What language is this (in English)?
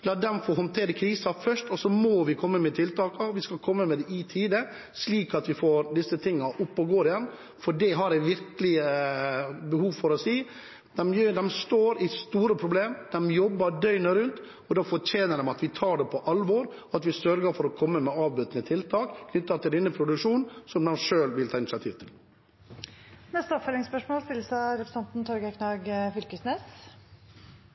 Norwegian